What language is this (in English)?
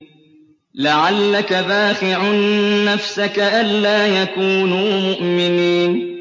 Arabic